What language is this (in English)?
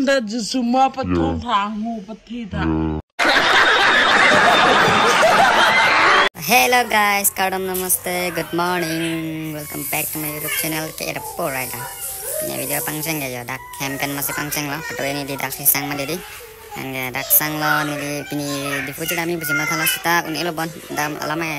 Thai